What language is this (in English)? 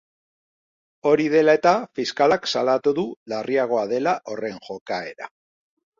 Basque